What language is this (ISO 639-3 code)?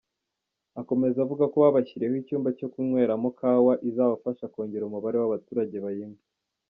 kin